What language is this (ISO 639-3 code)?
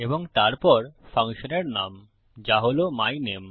ben